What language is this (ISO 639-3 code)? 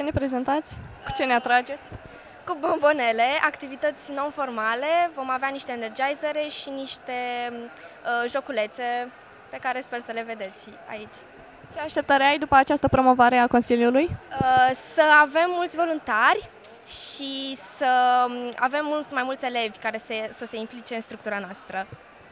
ron